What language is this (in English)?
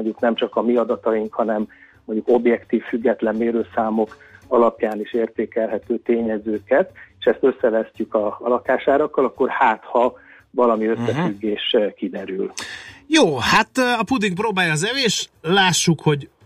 Hungarian